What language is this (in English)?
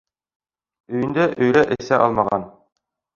Bashkir